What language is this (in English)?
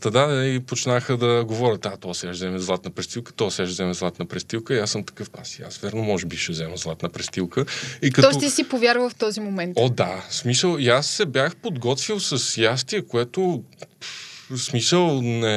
Bulgarian